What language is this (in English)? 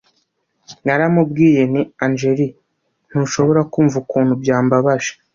Kinyarwanda